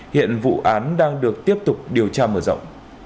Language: Vietnamese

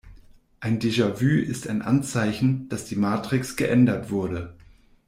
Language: German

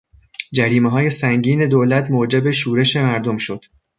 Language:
Persian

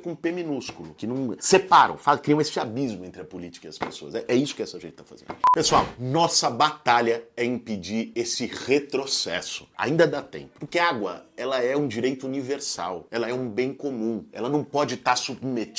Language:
Portuguese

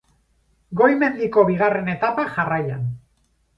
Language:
Basque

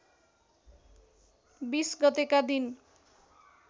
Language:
Nepali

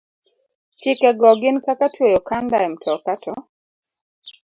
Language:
Luo (Kenya and Tanzania)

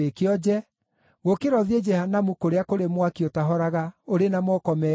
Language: Kikuyu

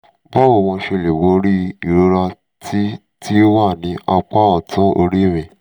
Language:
Yoruba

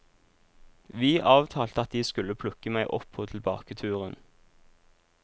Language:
Norwegian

